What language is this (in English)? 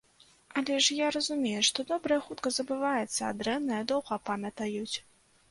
Belarusian